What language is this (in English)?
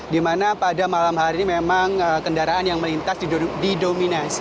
Indonesian